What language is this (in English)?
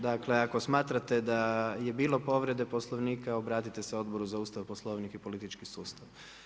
Croatian